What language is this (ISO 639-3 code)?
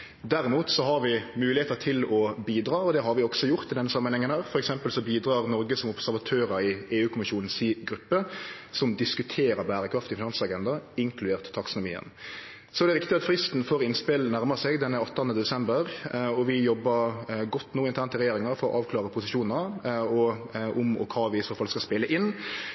nno